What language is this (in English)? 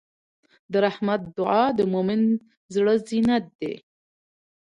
Pashto